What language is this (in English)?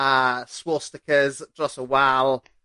Welsh